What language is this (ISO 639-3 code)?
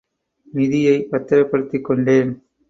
tam